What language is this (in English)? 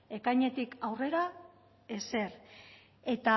Basque